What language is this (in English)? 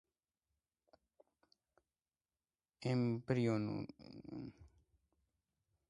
Georgian